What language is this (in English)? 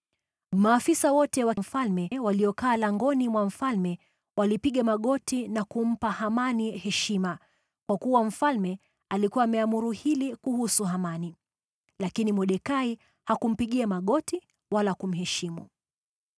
Swahili